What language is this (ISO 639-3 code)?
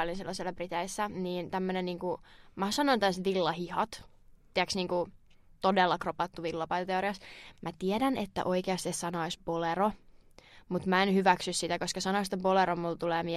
fin